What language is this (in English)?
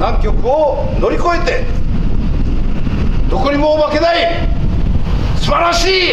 Japanese